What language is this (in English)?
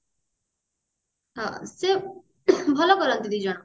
Odia